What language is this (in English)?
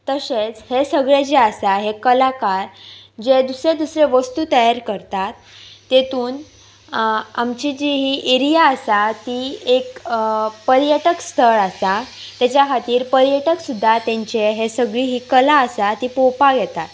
Konkani